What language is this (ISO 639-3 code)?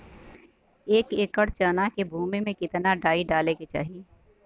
bho